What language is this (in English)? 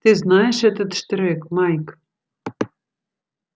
Russian